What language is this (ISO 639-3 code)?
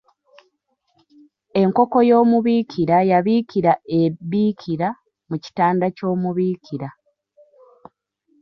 lug